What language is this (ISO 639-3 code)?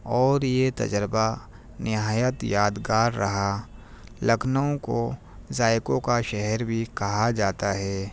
urd